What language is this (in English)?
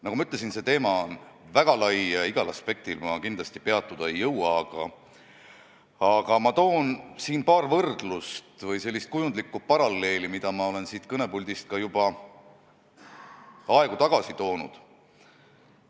Estonian